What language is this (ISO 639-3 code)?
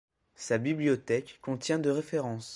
fra